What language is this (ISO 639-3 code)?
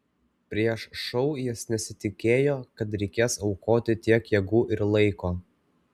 lit